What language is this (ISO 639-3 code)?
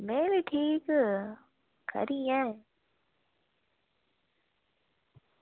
doi